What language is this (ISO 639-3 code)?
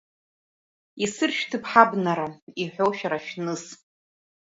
abk